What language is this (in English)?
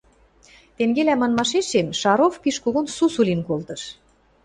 Western Mari